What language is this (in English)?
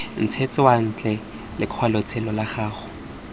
Tswana